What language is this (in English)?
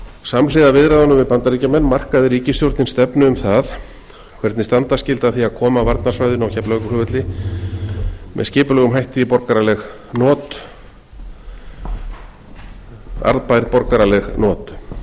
Icelandic